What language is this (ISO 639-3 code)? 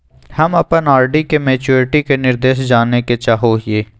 mag